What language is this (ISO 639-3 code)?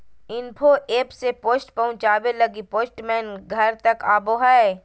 mag